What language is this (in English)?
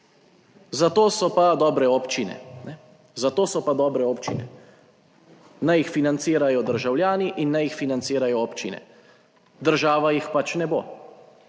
Slovenian